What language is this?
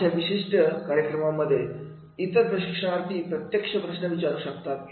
Marathi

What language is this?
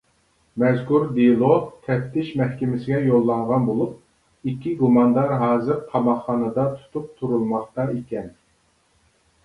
Uyghur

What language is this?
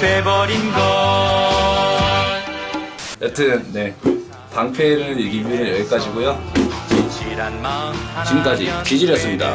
Korean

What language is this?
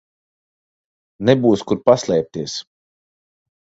Latvian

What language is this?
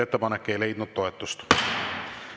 Estonian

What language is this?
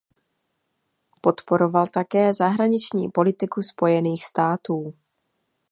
Czech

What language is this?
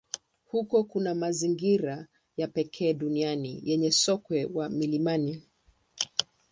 Swahili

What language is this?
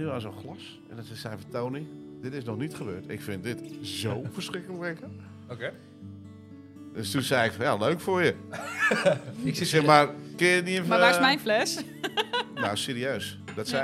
Dutch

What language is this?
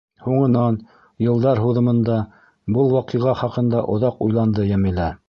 Bashkir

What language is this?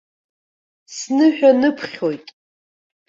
Abkhazian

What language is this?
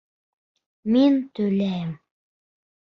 Bashkir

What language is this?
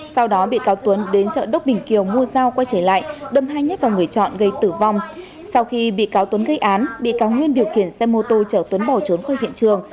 Vietnamese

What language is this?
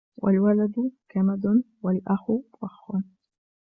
Arabic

